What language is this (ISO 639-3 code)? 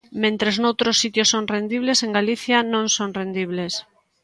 glg